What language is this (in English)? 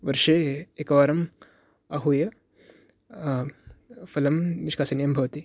Sanskrit